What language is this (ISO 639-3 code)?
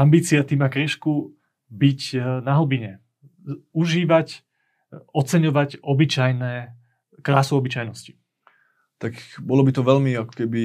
slk